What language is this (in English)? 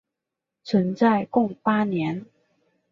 Chinese